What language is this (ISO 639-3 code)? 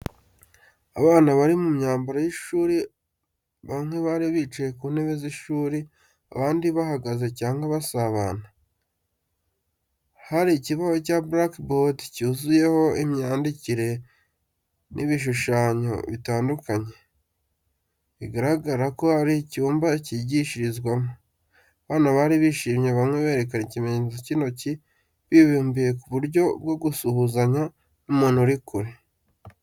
kin